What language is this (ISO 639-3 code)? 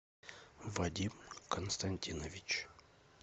rus